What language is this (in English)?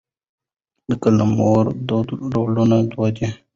Pashto